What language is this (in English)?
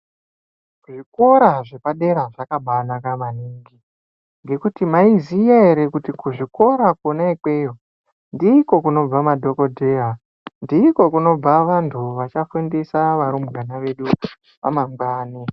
Ndau